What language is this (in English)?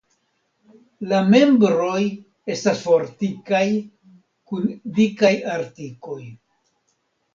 Esperanto